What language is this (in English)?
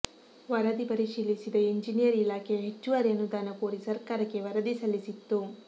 Kannada